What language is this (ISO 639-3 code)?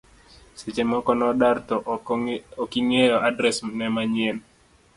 luo